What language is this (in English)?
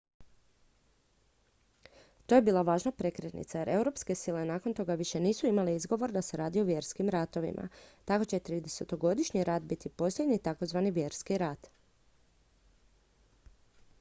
Croatian